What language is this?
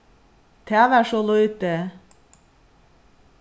Faroese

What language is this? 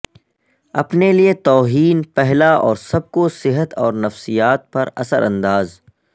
Urdu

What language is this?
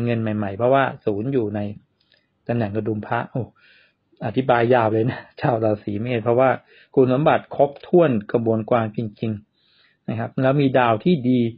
Thai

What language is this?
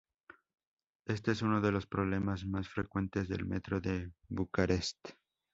Spanish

